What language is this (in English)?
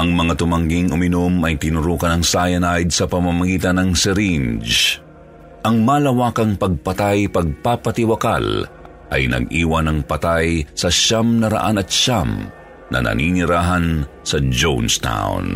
Filipino